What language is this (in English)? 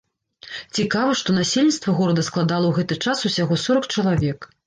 Belarusian